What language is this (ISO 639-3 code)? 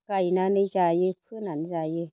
brx